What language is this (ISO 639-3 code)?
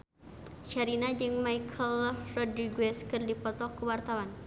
sun